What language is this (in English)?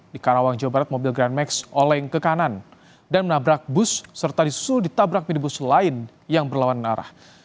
Indonesian